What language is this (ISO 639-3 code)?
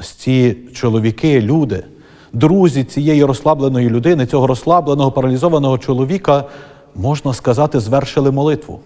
ukr